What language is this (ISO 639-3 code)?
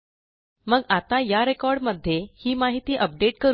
mar